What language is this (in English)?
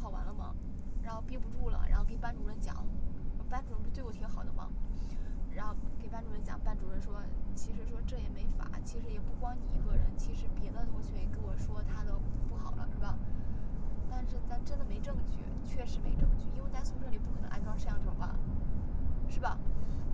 Chinese